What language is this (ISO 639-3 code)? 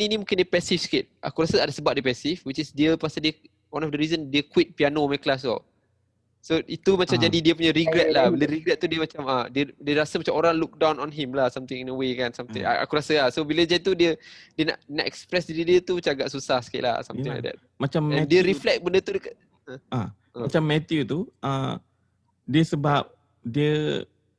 msa